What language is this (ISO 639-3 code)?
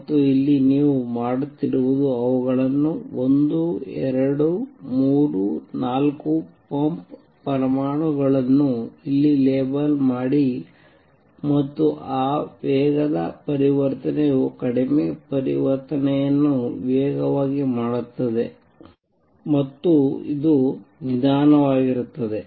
kan